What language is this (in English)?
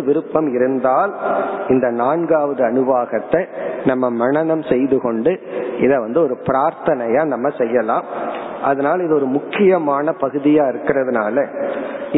Tamil